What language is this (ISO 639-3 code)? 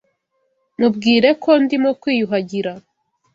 kin